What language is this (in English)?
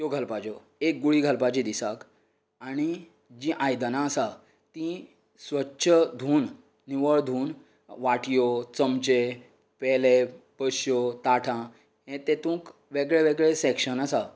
Konkani